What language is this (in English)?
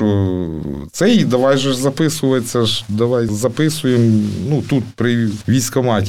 Ukrainian